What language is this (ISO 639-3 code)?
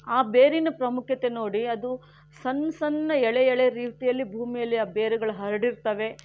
kan